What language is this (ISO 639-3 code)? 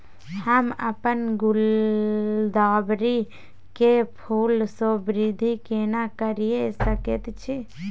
mai